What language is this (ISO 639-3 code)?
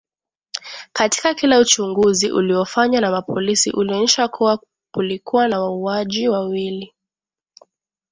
swa